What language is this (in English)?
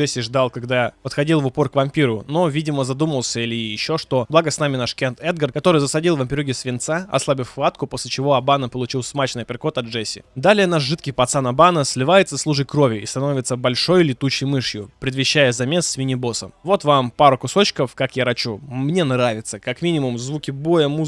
Russian